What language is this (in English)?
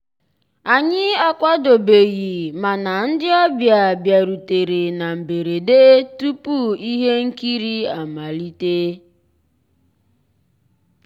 Igbo